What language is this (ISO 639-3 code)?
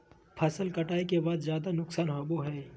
mag